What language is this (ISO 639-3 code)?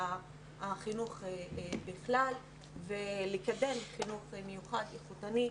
heb